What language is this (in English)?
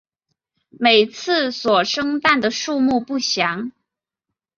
Chinese